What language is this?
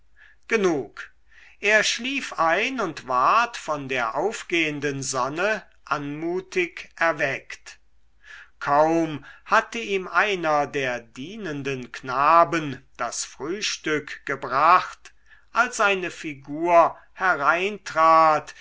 German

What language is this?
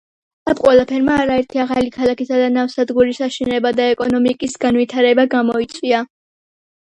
Georgian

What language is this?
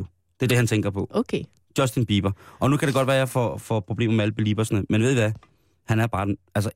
Danish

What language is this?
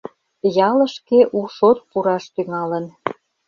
Mari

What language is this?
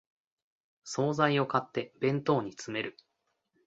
Japanese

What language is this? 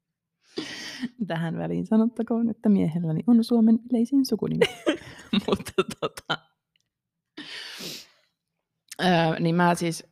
Finnish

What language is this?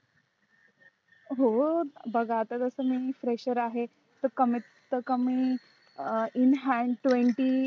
Marathi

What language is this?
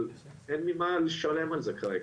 Hebrew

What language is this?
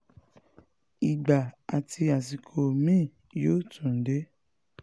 Yoruba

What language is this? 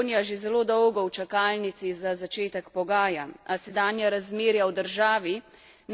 Slovenian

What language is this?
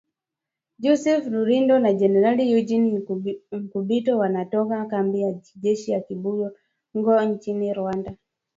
Swahili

